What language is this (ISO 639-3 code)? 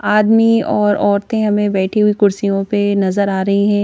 hin